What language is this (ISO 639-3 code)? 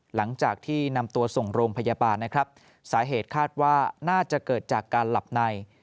tha